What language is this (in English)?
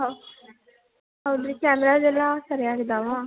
Kannada